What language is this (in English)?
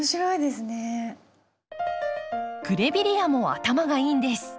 Japanese